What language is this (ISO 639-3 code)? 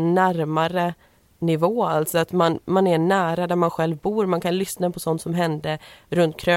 swe